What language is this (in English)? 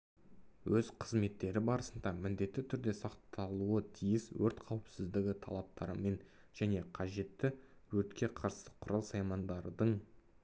Kazakh